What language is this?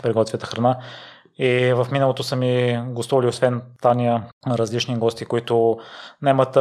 Bulgarian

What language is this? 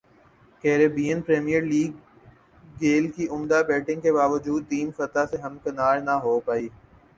Urdu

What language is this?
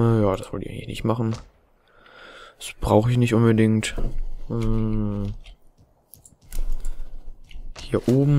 German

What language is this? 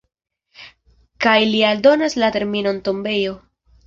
Esperanto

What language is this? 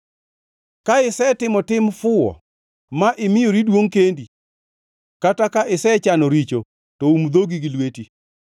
Luo (Kenya and Tanzania)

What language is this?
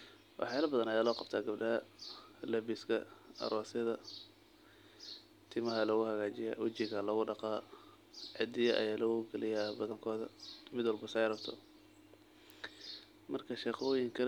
Somali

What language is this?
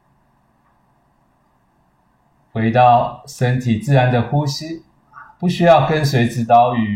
Chinese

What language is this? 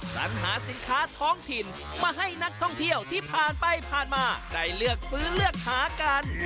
Thai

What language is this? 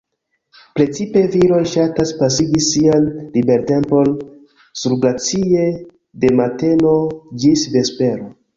Esperanto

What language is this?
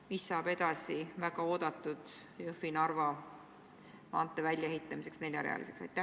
Estonian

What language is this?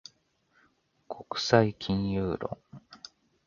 Japanese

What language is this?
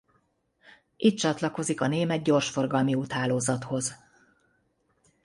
Hungarian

